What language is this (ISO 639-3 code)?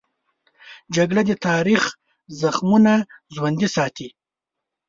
pus